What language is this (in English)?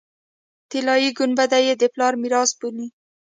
Pashto